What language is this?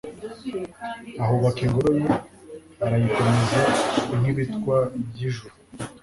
Kinyarwanda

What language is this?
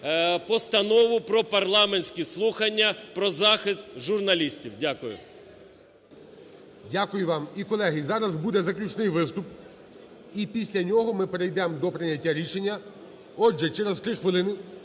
Ukrainian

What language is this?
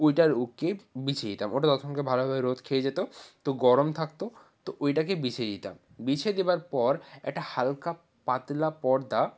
Bangla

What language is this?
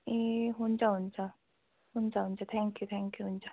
Nepali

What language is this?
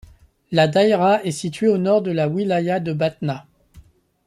French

